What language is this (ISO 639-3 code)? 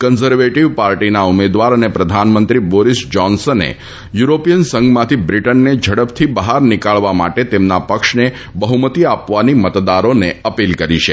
guj